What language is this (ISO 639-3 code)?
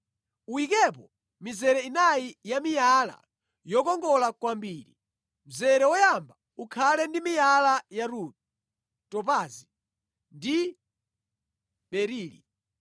nya